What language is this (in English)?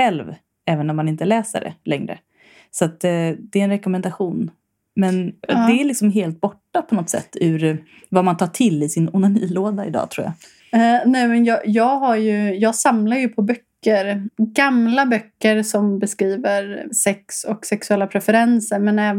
Swedish